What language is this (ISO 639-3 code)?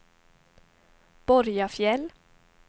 swe